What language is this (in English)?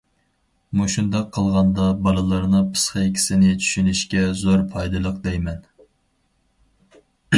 Uyghur